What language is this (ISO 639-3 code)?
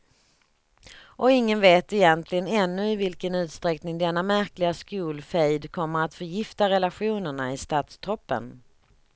swe